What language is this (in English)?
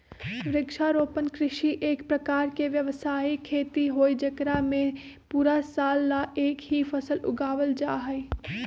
Magahi